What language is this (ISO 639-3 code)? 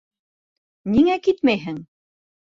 bak